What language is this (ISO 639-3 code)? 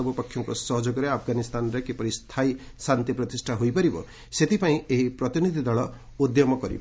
ori